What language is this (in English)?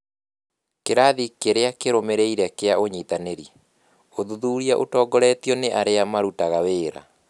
Kikuyu